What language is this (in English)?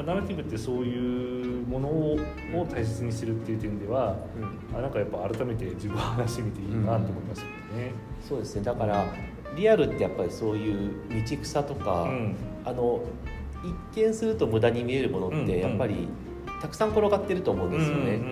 Japanese